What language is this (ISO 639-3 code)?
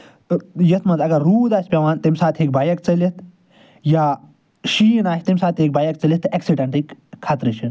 kas